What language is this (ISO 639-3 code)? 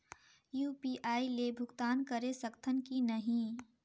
hne